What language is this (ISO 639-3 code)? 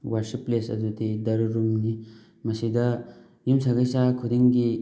mni